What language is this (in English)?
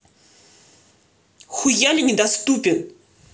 Russian